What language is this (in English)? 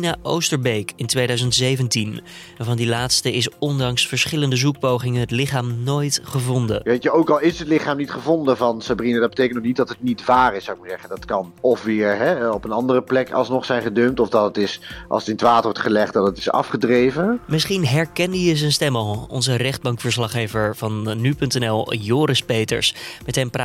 Dutch